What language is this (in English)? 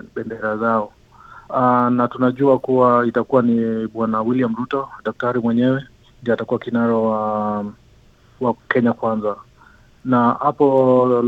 Swahili